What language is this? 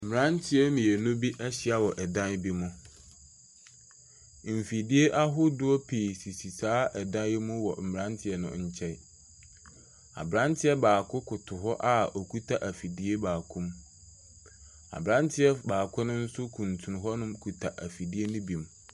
Akan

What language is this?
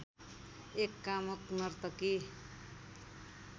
Nepali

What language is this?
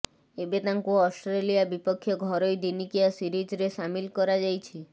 Odia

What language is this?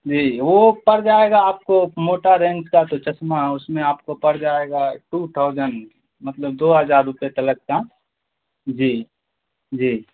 Urdu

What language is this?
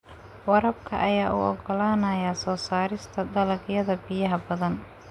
Somali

